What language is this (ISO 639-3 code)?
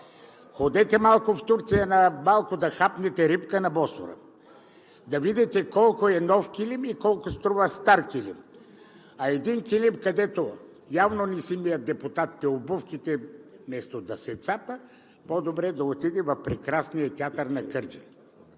bul